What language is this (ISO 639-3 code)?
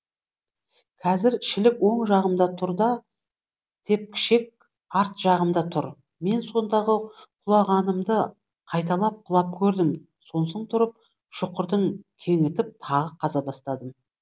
kaz